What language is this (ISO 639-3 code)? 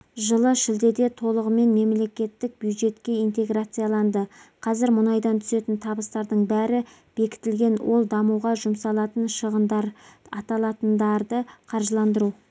kaz